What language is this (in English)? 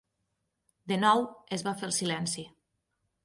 Catalan